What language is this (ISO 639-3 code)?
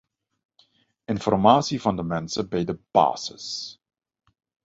nld